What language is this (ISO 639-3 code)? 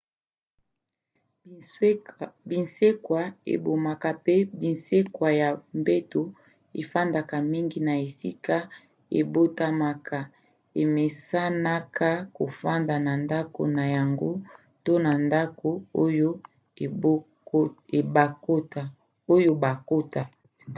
lin